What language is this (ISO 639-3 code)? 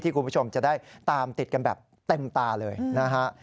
tha